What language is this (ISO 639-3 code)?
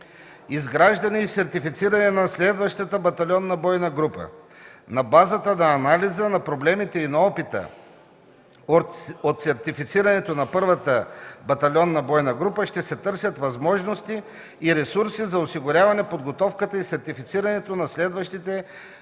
bul